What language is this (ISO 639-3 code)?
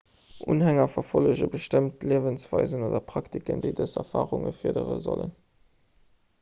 ltz